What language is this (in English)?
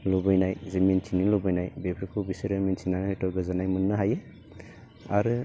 Bodo